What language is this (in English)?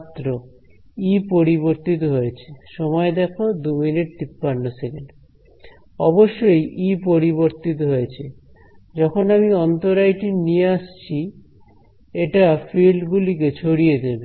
Bangla